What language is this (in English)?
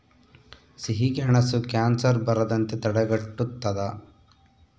Kannada